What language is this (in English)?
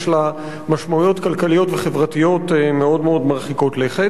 Hebrew